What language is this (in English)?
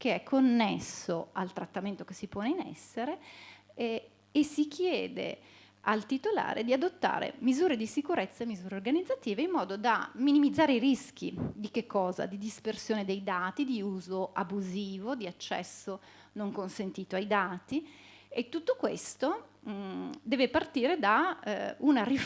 Italian